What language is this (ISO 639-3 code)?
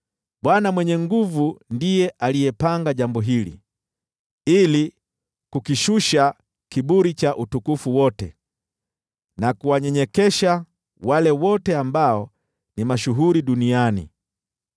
swa